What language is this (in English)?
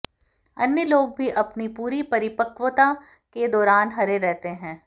Hindi